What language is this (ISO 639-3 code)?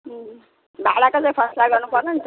nep